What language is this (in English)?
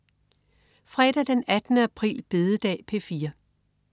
Danish